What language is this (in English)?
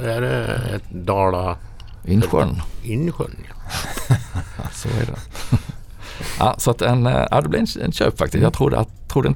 Swedish